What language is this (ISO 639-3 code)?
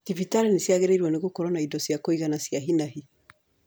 kik